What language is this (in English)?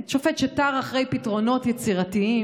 Hebrew